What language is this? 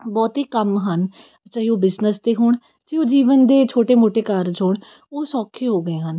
Punjabi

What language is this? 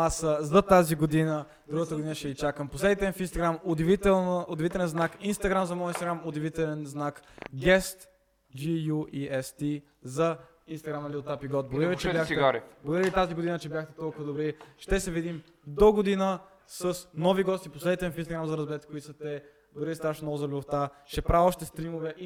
Bulgarian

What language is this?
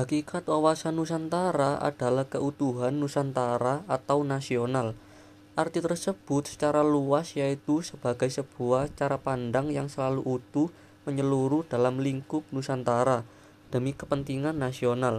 Indonesian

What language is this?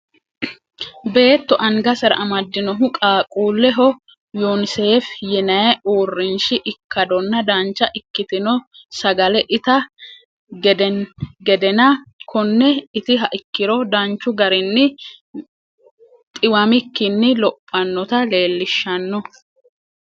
Sidamo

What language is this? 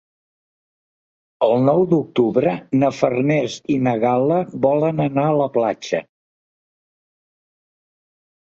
Catalan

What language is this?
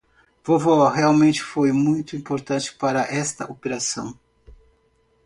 Portuguese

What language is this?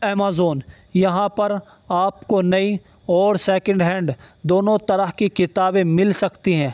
Urdu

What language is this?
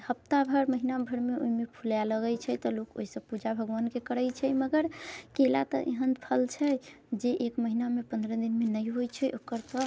Maithili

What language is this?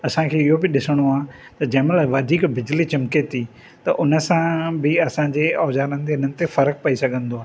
Sindhi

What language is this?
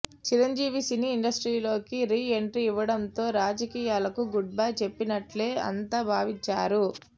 Telugu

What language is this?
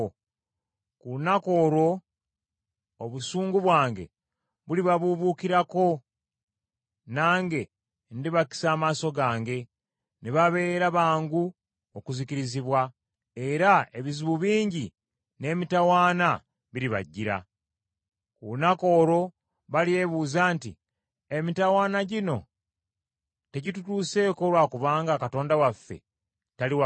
Ganda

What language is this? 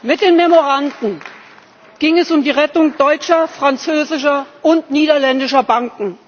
German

